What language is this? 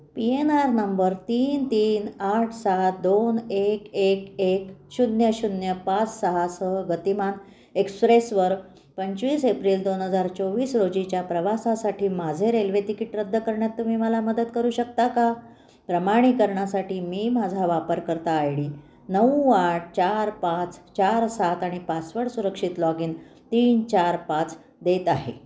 Marathi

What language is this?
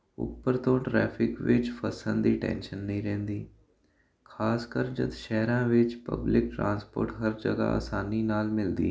Punjabi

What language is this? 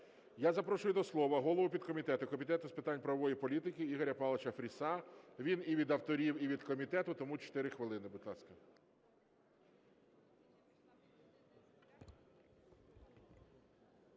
Ukrainian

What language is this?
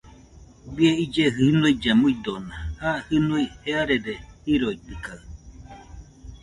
Nüpode Huitoto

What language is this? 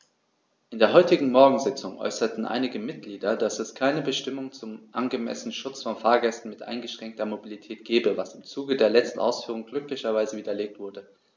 German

